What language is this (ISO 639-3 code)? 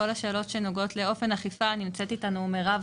heb